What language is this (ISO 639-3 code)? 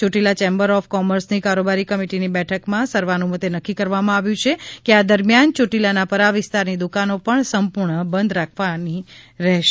guj